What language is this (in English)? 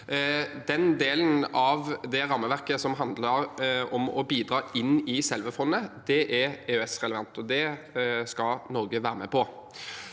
Norwegian